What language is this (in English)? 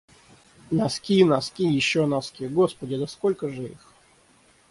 Russian